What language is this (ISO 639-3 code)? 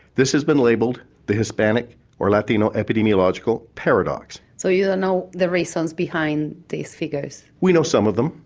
eng